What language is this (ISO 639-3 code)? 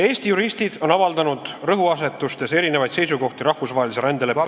est